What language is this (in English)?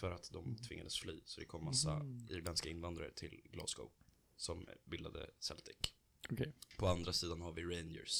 Swedish